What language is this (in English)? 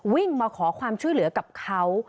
Thai